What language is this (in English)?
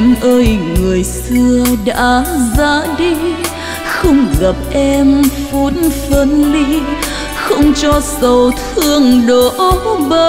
Vietnamese